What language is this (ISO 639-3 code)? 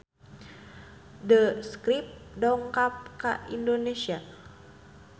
sun